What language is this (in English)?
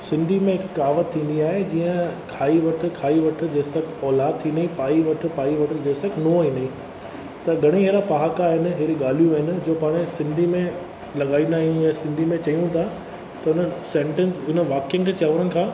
Sindhi